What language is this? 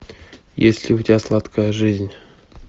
Russian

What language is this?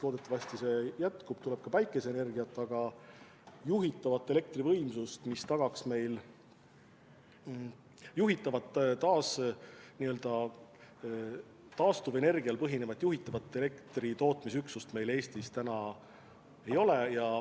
Estonian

